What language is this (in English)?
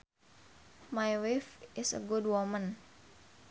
Sundanese